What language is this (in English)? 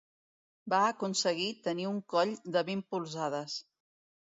Catalan